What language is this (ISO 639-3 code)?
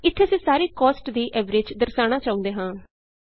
pan